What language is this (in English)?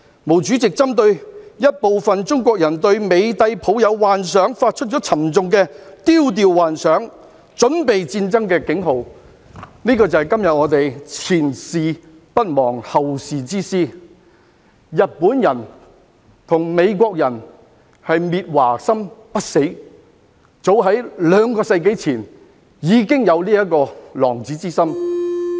Cantonese